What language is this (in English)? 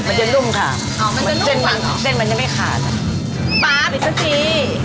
Thai